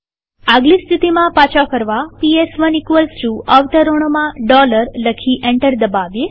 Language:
Gujarati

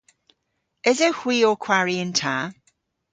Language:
Cornish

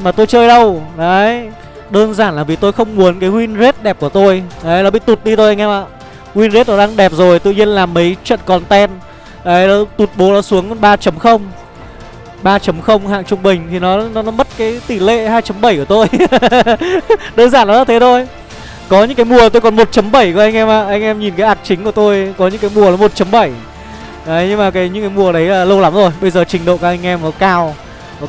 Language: Vietnamese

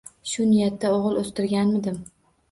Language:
Uzbek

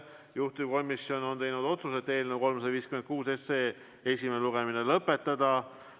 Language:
Estonian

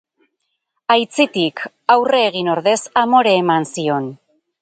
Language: Basque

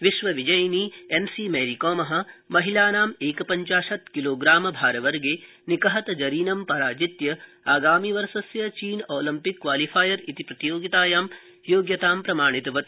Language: Sanskrit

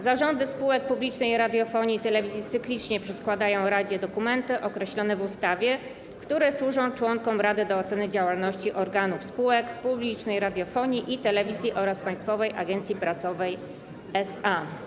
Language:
Polish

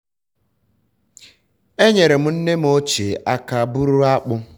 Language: Igbo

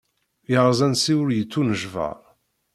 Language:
Kabyle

